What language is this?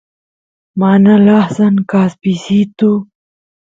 Santiago del Estero Quichua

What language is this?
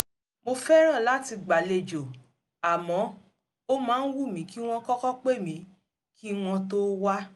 Yoruba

